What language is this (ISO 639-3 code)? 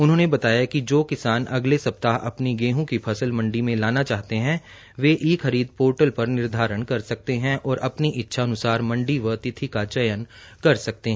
hin